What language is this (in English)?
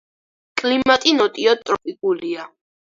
Georgian